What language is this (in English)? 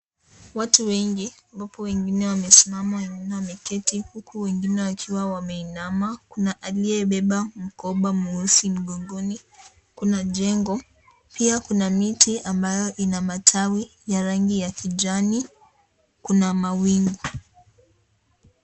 Swahili